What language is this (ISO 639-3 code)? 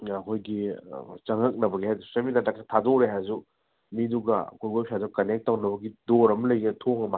mni